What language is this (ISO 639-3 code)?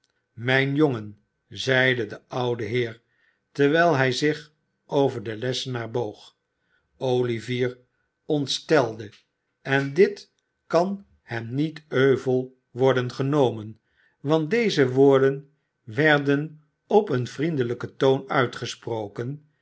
nld